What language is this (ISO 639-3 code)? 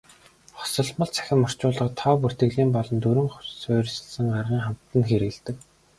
mon